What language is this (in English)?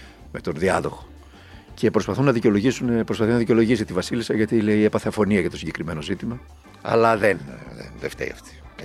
Greek